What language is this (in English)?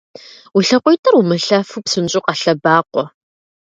Kabardian